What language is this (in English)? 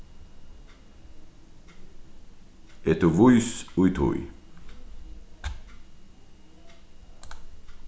Faroese